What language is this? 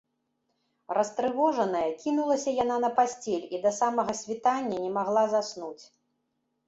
Belarusian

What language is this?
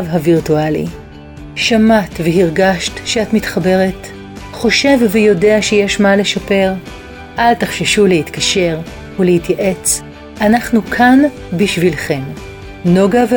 Hebrew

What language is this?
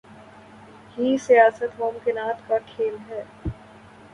Urdu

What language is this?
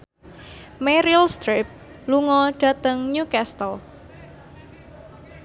Javanese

